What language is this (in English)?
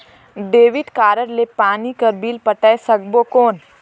Chhattisgarhi